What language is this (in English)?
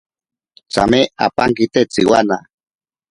Ashéninka Perené